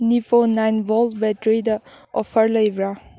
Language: Manipuri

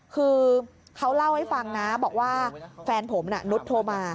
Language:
Thai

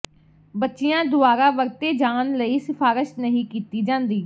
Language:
Punjabi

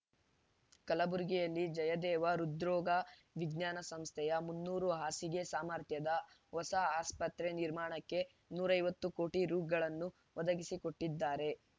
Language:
Kannada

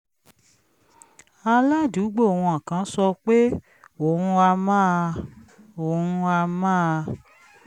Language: Yoruba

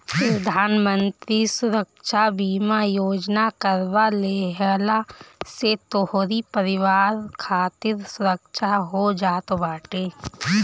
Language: Bhojpuri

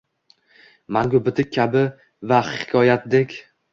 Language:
Uzbek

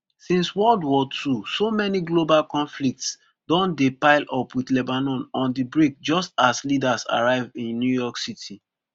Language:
Nigerian Pidgin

